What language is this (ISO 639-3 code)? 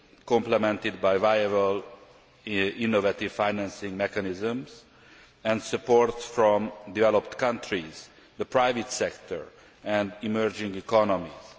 eng